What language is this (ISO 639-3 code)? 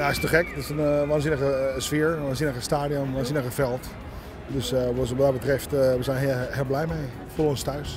nld